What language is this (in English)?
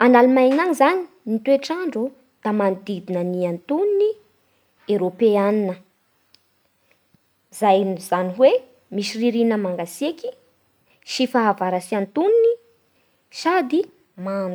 Bara Malagasy